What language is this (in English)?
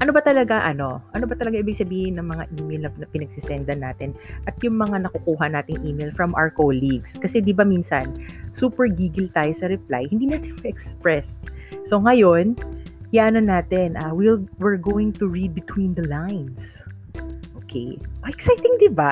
Filipino